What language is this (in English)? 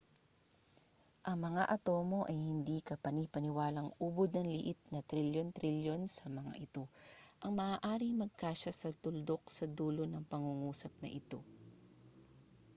Filipino